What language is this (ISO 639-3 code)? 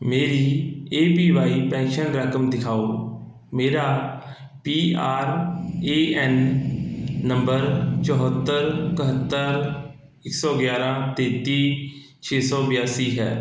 pan